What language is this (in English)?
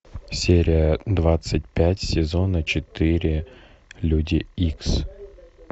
Russian